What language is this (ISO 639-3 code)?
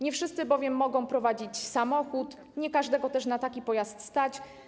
pol